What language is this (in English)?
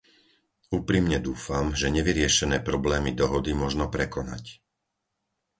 Slovak